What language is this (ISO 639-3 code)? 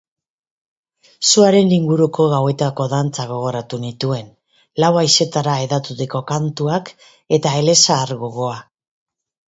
eus